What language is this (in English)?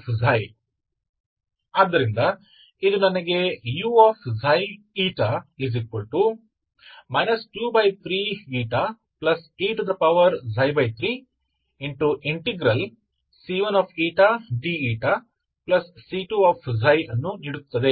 Hindi